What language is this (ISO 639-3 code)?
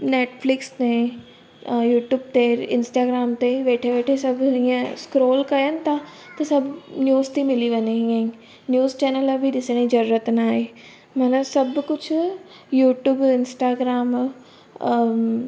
snd